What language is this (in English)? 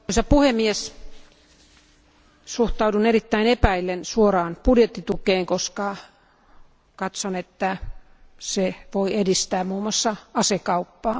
Finnish